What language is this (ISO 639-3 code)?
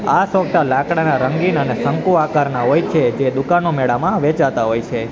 guj